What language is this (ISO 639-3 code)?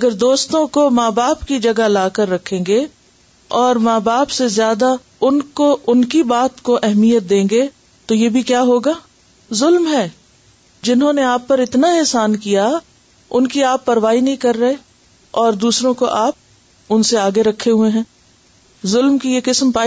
urd